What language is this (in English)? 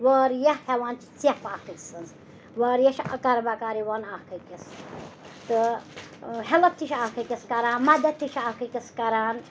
Kashmiri